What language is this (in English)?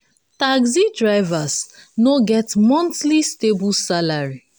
Nigerian Pidgin